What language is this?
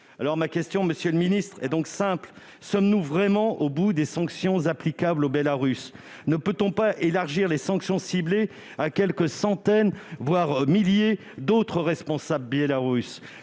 French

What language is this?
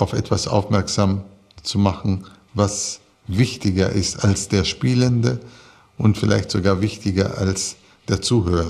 German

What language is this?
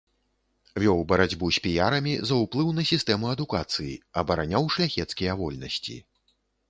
Belarusian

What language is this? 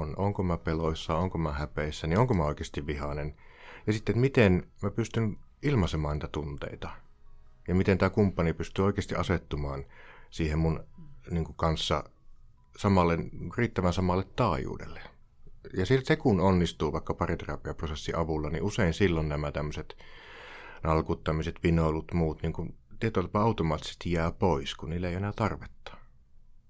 Finnish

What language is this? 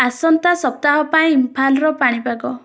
Odia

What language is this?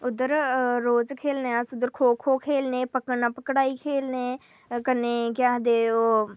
Dogri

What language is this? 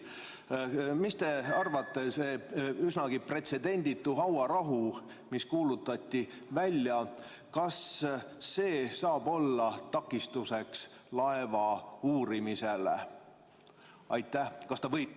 Estonian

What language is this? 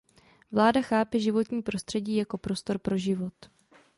Czech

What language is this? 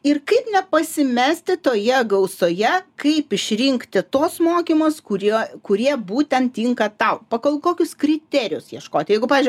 Lithuanian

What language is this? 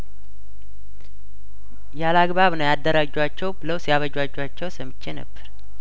Amharic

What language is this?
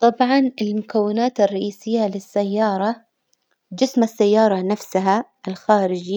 Hijazi Arabic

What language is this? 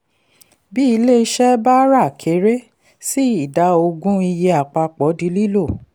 Yoruba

